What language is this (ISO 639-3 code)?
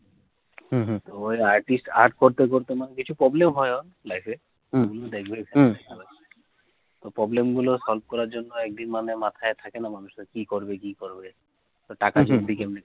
ben